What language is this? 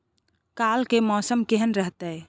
Maithili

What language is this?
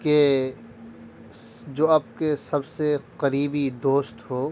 Urdu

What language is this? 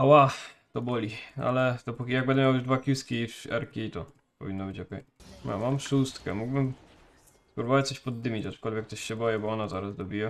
Polish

